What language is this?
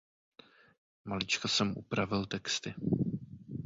Czech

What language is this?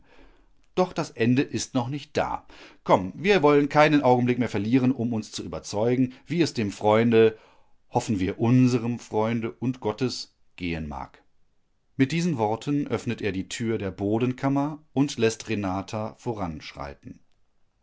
German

